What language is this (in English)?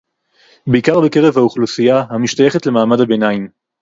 Hebrew